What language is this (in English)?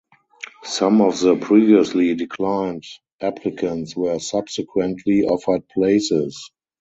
English